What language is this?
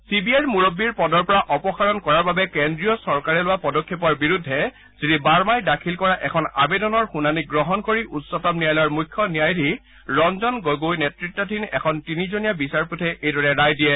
Assamese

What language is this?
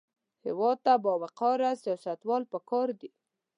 Pashto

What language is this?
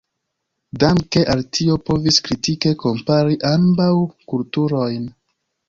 Esperanto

